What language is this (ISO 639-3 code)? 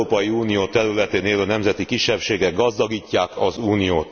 hun